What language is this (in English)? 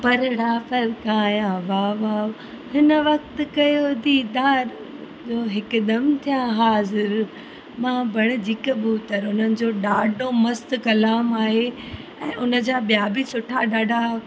Sindhi